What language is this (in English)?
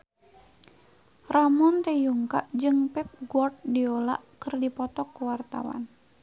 Sundanese